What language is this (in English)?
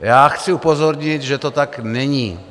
Czech